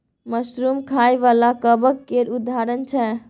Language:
Maithili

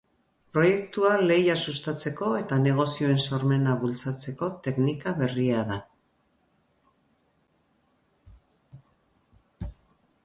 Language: Basque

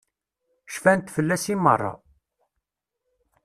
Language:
Kabyle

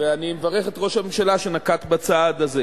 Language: Hebrew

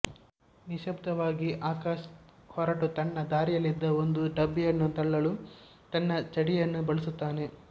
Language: Kannada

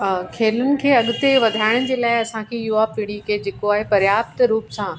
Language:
Sindhi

